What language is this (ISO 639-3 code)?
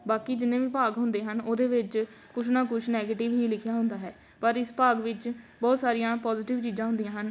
pan